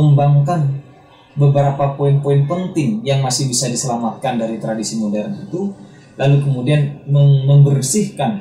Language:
Indonesian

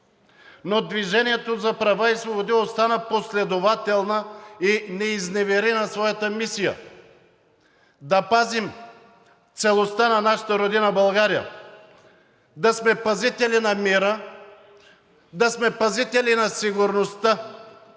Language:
Bulgarian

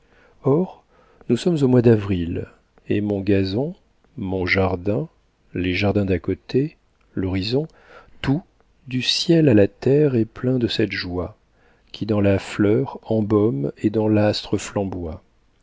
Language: French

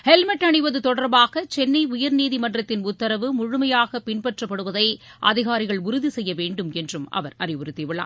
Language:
Tamil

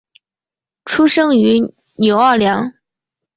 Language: Chinese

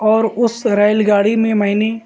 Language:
Urdu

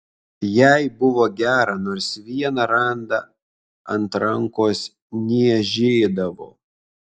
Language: Lithuanian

